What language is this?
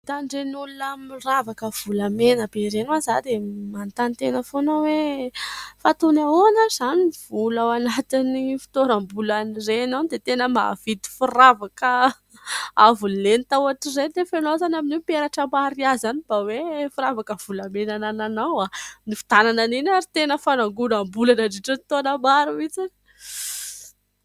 Malagasy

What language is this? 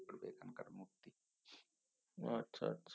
Bangla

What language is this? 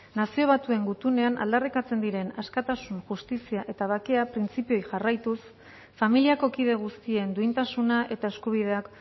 Basque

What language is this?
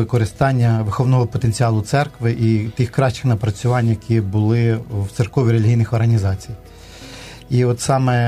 Ukrainian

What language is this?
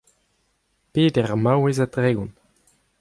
Breton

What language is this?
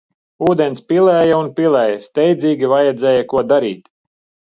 Latvian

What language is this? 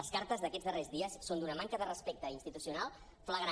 Catalan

